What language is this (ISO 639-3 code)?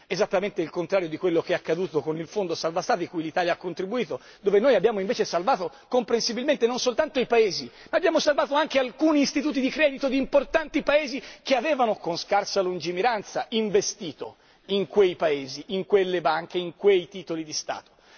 ita